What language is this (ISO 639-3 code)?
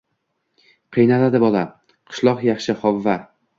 uzb